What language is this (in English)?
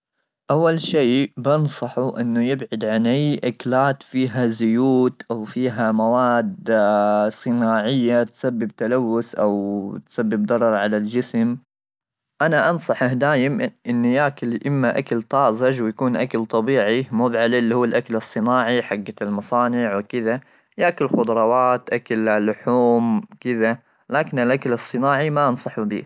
Gulf Arabic